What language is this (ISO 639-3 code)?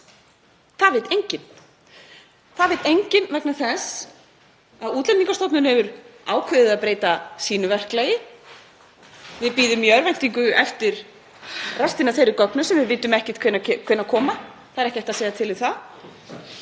isl